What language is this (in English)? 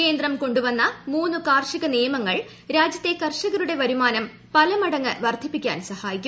Malayalam